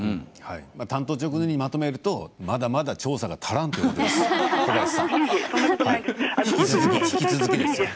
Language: Japanese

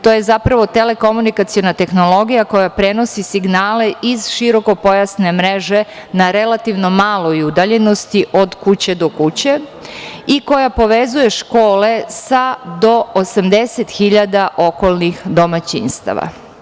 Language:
Serbian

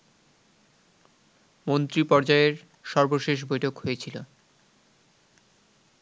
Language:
Bangla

